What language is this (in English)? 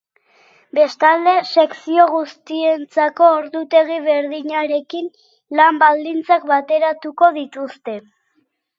Basque